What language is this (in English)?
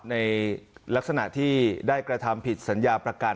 Thai